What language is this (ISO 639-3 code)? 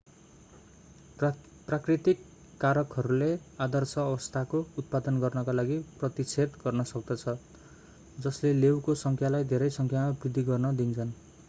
nep